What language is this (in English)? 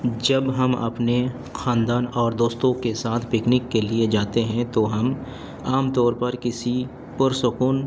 Urdu